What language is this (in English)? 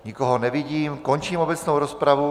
Czech